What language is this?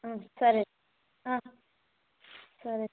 Telugu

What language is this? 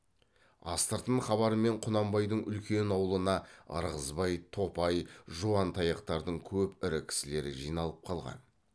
Kazakh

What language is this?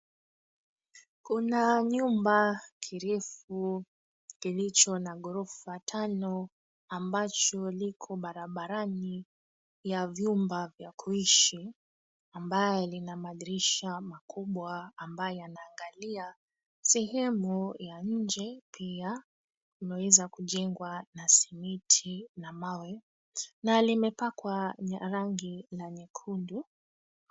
Swahili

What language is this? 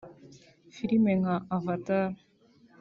Kinyarwanda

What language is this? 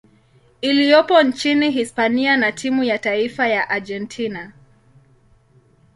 Swahili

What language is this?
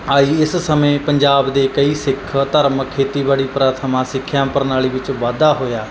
Punjabi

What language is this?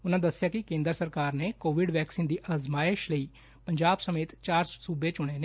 Punjabi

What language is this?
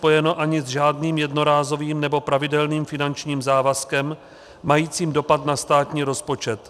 Czech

